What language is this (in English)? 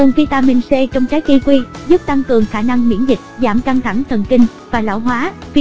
Vietnamese